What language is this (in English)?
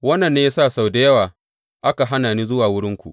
Hausa